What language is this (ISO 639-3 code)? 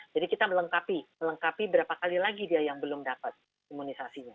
ind